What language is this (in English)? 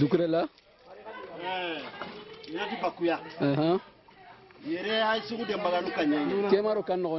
French